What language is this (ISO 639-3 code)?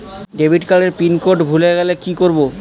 ben